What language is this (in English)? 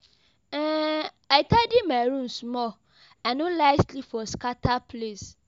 Nigerian Pidgin